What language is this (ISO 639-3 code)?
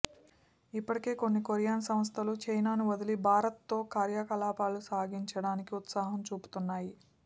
tel